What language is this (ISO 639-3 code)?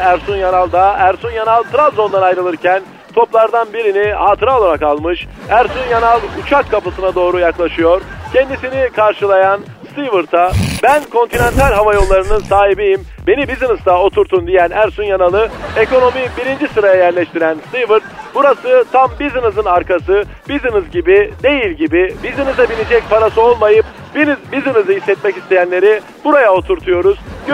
tur